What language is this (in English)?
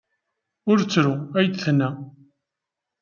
Kabyle